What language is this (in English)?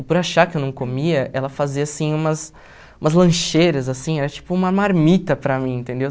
Portuguese